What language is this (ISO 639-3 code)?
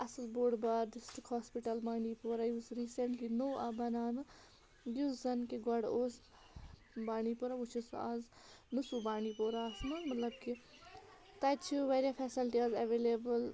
kas